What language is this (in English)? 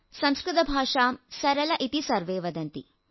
Malayalam